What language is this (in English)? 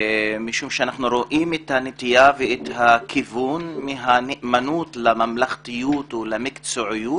Hebrew